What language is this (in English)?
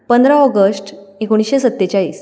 Konkani